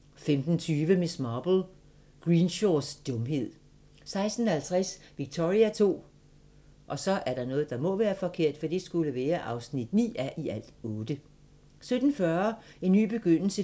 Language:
Danish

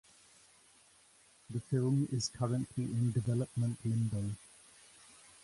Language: English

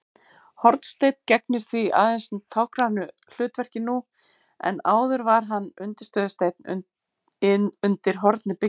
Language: Icelandic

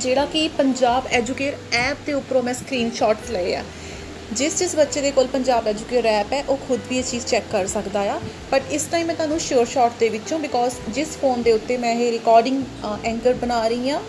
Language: Hindi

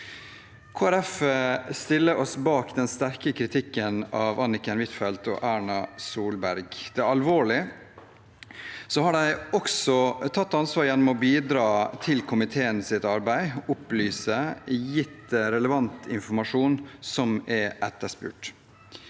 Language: Norwegian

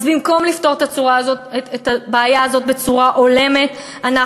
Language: Hebrew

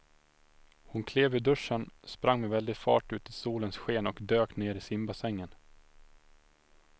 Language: Swedish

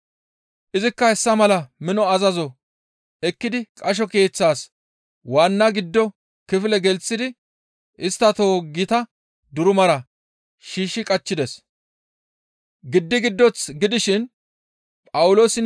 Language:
Gamo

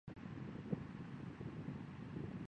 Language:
Chinese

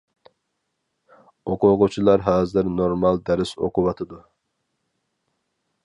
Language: Uyghur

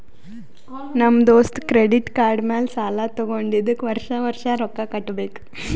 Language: Kannada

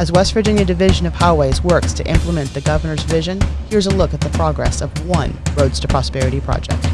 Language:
English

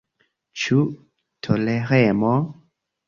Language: Esperanto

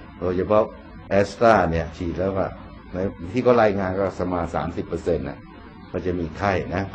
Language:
Thai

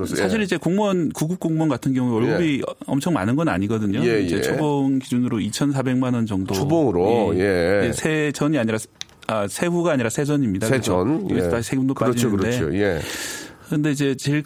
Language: Korean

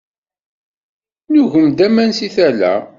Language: Kabyle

